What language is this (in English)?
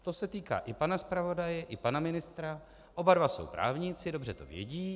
Czech